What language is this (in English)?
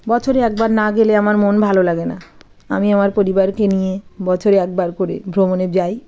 Bangla